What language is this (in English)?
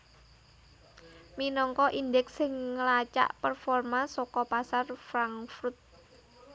Javanese